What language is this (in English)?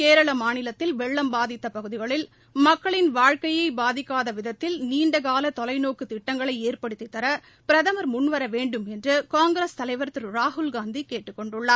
Tamil